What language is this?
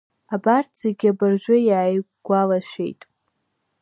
Abkhazian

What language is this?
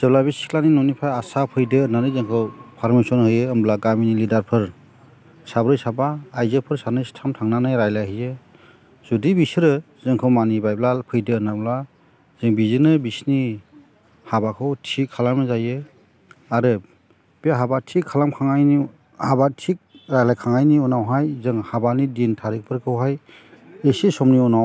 Bodo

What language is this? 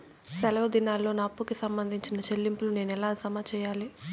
Telugu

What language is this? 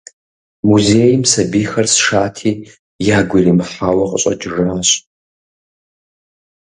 Kabardian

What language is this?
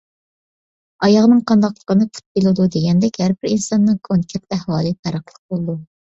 Uyghur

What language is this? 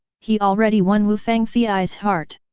English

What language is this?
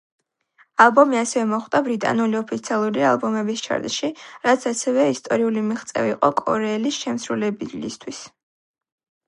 Georgian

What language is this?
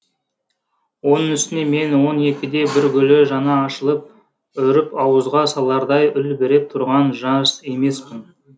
Kazakh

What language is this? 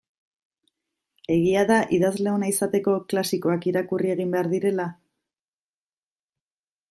Basque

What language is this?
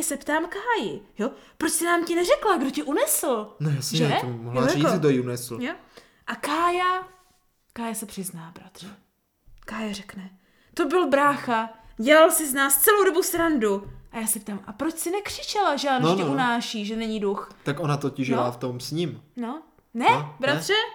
Czech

